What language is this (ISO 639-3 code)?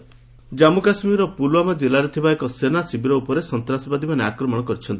ori